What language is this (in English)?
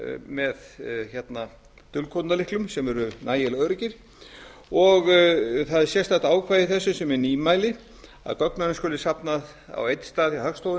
Icelandic